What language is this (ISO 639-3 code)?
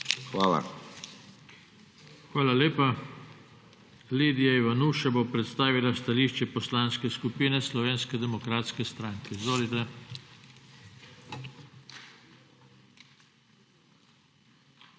slv